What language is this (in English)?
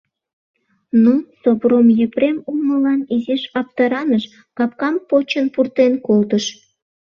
Mari